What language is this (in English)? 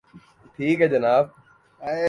Urdu